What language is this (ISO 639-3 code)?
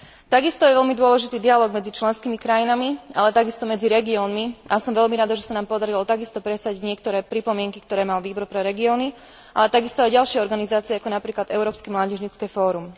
slk